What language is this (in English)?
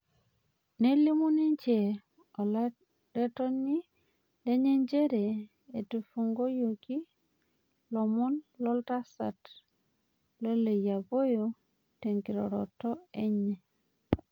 Masai